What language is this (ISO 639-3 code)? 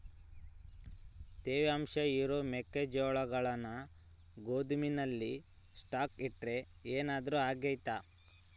kan